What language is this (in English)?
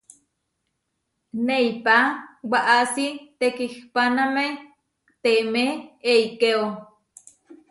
Huarijio